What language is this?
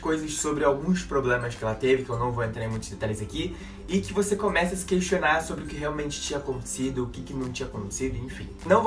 Portuguese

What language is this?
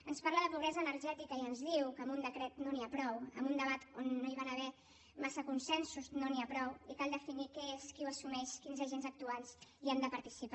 Catalan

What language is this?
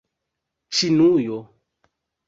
Esperanto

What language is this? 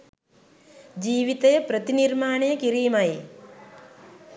Sinhala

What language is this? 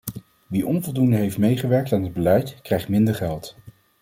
Dutch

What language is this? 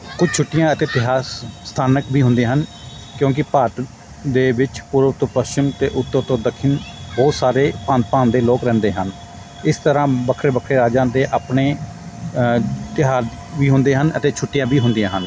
Punjabi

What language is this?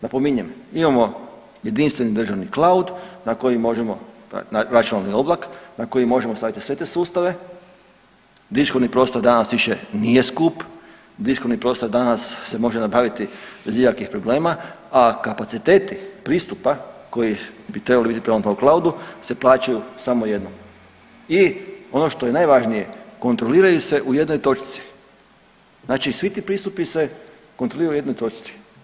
Croatian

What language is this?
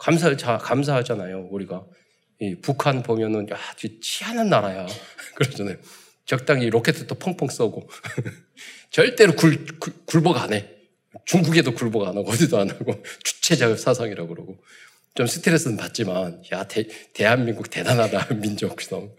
Korean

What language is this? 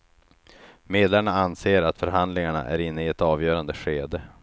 Swedish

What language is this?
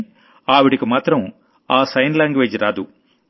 Telugu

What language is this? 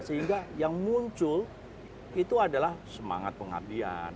Indonesian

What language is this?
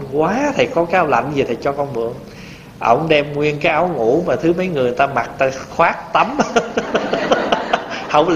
Vietnamese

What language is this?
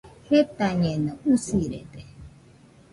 Nüpode Huitoto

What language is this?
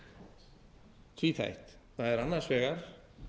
Icelandic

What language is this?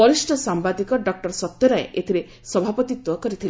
Odia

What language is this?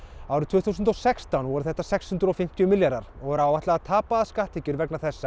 Icelandic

